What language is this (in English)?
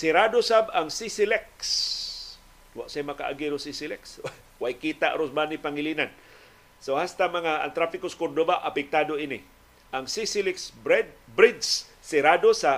Filipino